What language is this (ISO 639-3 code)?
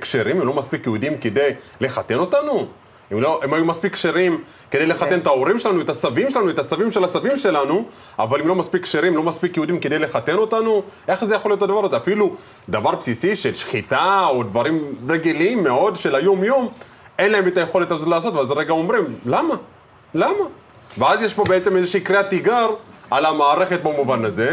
heb